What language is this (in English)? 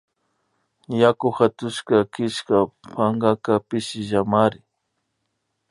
Imbabura Highland Quichua